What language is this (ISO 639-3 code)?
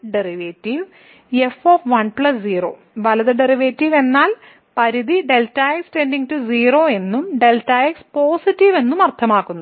mal